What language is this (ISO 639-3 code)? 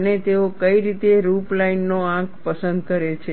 guj